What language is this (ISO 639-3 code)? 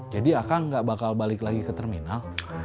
ind